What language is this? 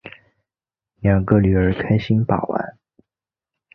Chinese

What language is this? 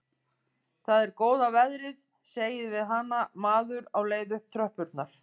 Icelandic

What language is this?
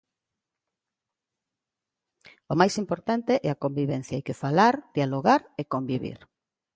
Galician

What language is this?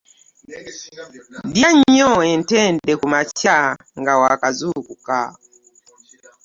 Ganda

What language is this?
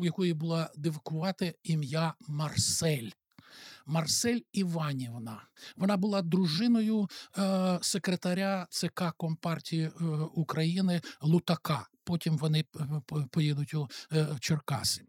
Ukrainian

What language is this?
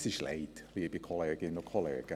Swiss German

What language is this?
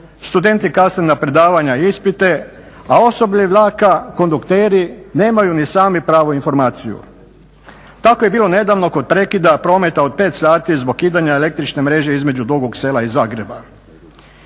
Croatian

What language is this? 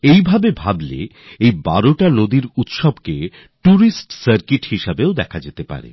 Bangla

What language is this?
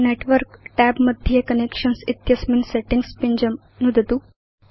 Sanskrit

